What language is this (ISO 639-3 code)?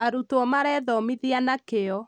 kik